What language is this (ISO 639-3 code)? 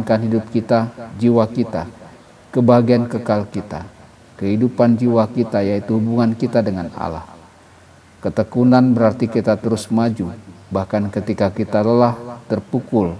ind